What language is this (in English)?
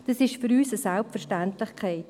Swiss German